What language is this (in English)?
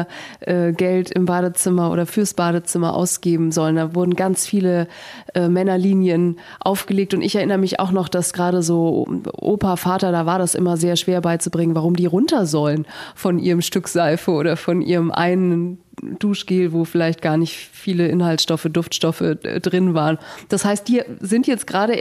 German